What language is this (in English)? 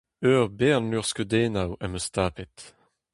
Breton